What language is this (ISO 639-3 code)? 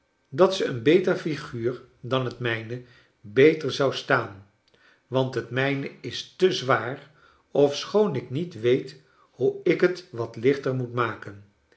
nld